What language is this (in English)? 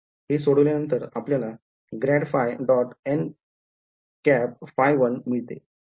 Marathi